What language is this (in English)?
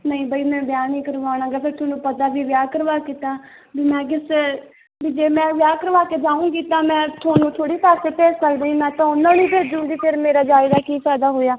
Punjabi